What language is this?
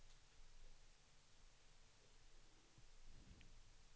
Swedish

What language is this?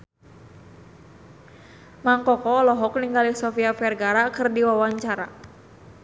Sundanese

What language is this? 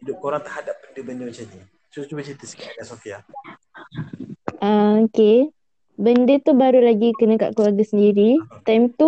Malay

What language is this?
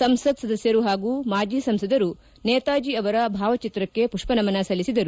Kannada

